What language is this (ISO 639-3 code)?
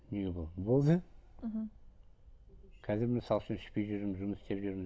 kaz